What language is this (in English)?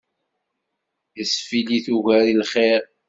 Kabyle